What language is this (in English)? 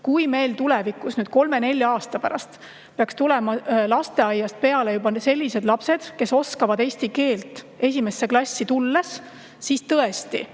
Estonian